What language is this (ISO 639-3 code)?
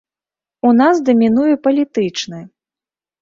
bel